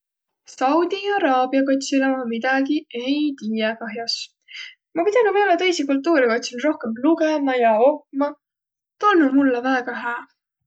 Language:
Võro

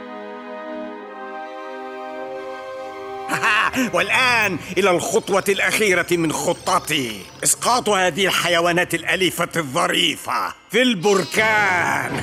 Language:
Arabic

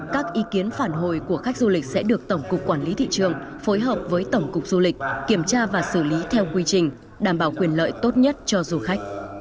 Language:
Vietnamese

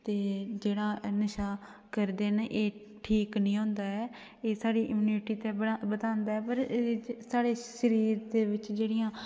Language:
Dogri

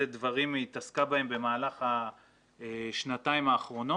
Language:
Hebrew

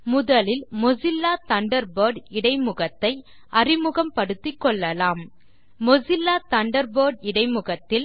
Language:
Tamil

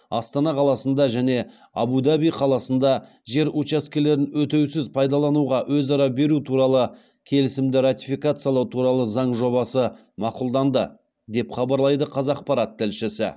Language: Kazakh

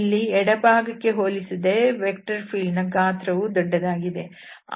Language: Kannada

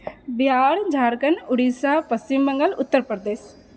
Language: Maithili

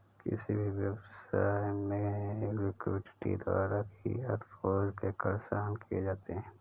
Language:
Hindi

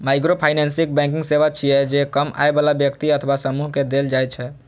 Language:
Maithili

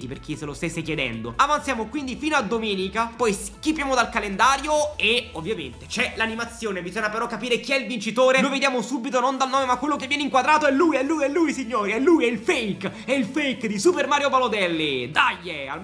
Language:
Italian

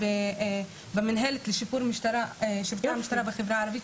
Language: Hebrew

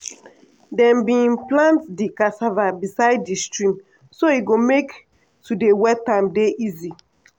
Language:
Nigerian Pidgin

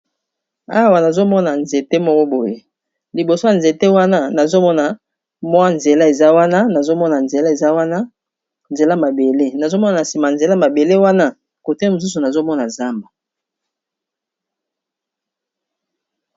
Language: Lingala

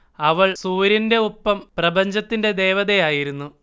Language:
Malayalam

